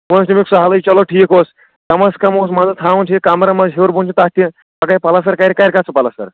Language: Kashmiri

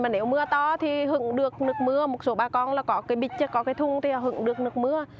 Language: Vietnamese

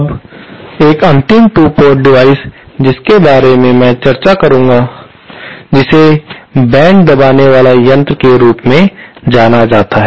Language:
Hindi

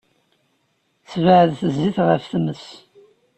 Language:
Kabyle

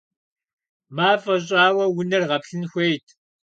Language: Kabardian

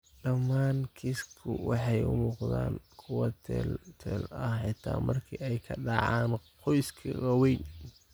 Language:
Somali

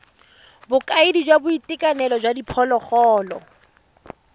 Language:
Tswana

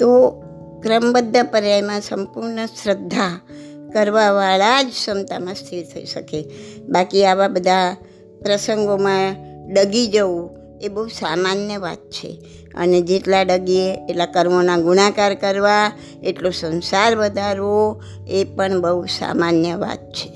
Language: Gujarati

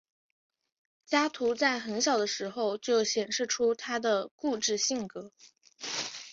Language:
Chinese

